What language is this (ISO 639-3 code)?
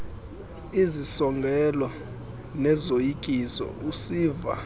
xho